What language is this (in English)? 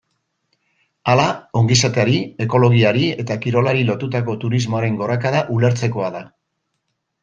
Basque